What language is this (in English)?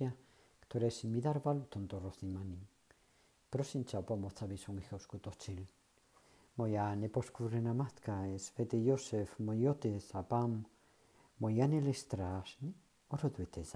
Czech